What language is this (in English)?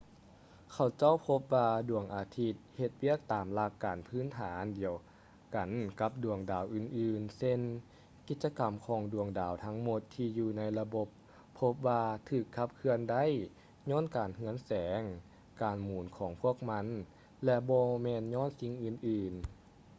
Lao